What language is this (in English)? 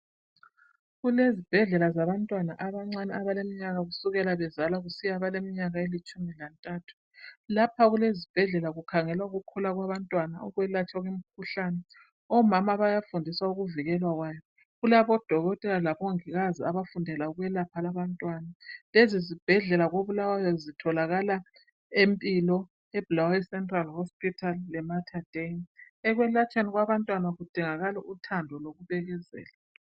North Ndebele